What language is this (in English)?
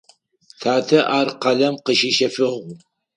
Adyghe